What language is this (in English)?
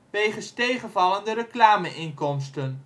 Dutch